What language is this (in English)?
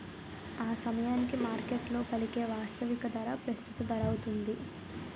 Telugu